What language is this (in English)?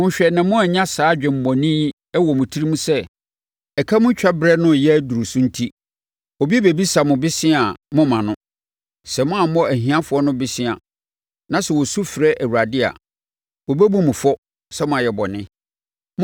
Akan